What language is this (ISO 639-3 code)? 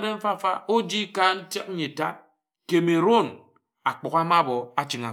etu